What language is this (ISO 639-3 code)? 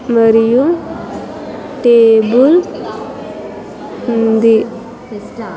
tel